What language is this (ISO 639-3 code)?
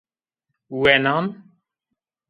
zza